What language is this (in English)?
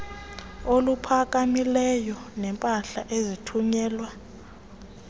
Xhosa